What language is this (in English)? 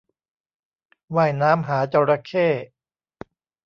Thai